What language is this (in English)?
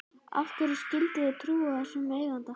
Icelandic